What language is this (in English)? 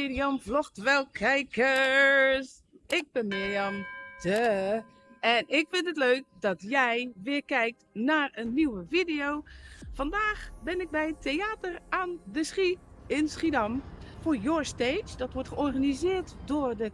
Dutch